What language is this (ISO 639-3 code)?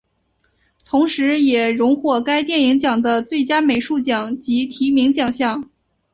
zho